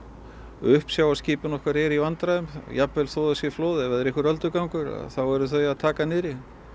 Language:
Icelandic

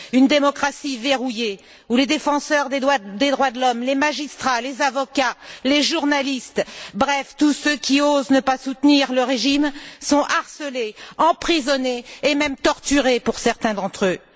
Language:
French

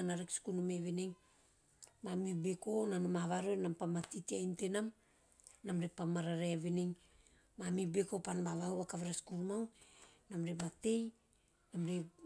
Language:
Teop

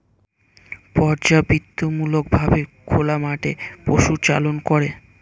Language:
Bangla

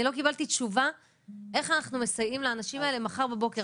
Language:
Hebrew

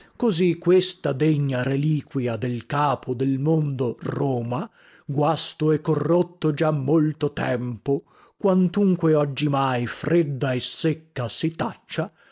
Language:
Italian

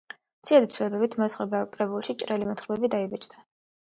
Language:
Georgian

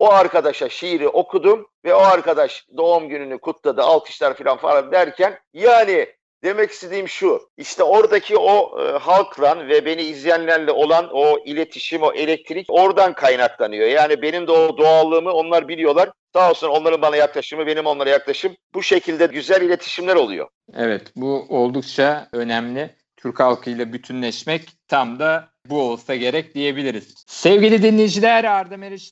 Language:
Turkish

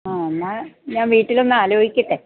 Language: Malayalam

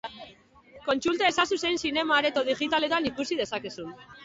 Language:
Basque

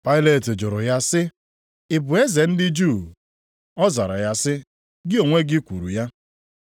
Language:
Igbo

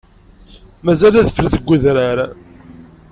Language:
Kabyle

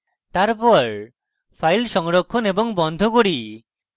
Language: Bangla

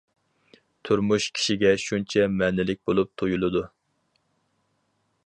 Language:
Uyghur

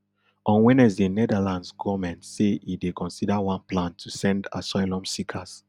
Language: Nigerian Pidgin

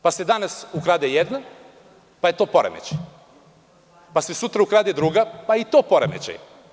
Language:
Serbian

